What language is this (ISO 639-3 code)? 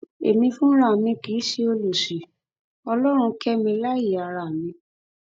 yor